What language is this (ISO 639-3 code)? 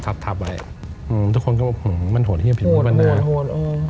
tha